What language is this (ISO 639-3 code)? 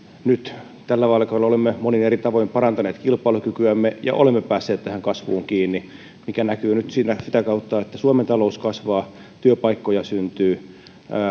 fin